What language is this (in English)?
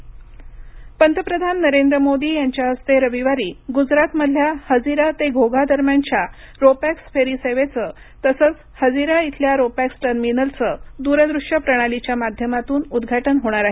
Marathi